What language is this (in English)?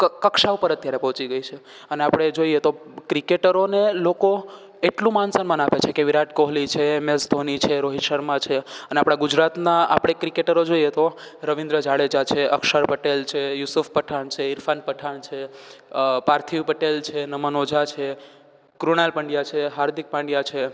Gujarati